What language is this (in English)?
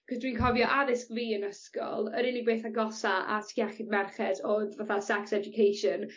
Welsh